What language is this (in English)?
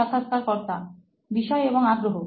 Bangla